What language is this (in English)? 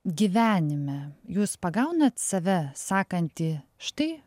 Lithuanian